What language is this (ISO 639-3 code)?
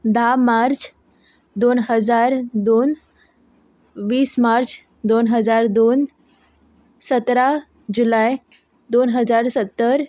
kok